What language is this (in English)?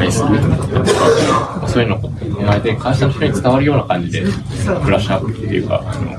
Japanese